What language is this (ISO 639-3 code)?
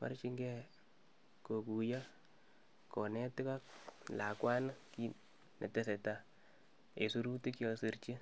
kln